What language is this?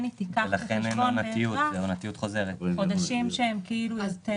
Hebrew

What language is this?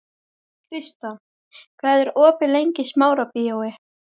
Icelandic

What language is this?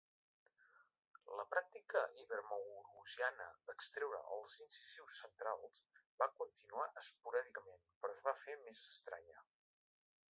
Catalan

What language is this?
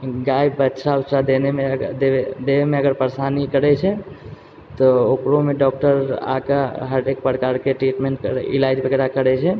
Maithili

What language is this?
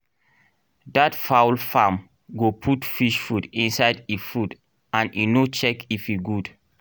Nigerian Pidgin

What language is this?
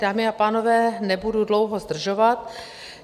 Czech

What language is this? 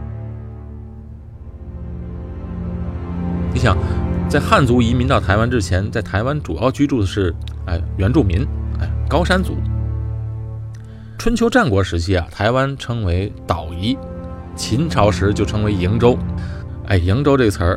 Chinese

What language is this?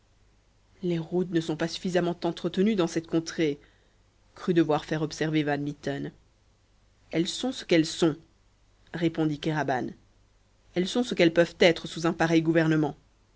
French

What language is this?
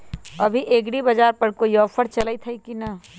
Magahi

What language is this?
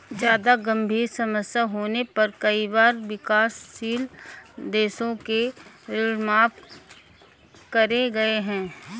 Hindi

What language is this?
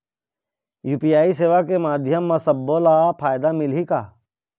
Chhattisgarhi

